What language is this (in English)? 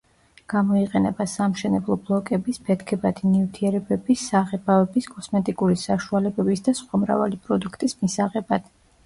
Georgian